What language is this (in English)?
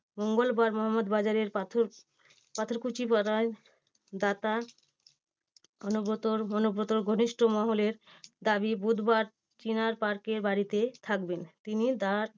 Bangla